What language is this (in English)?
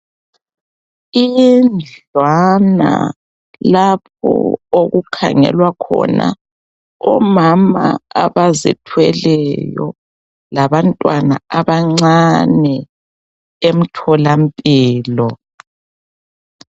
North Ndebele